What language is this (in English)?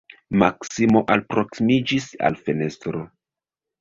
Esperanto